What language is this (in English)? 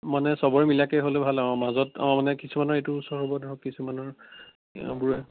Assamese